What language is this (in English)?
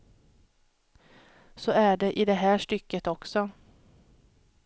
Swedish